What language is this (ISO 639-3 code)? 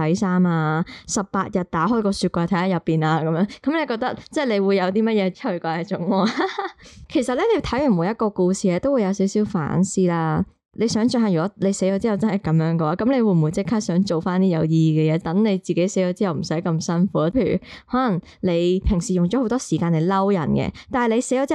zho